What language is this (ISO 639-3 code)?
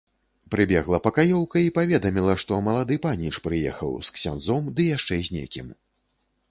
bel